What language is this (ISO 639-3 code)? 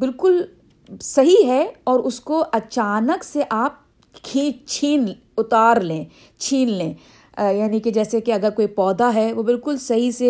urd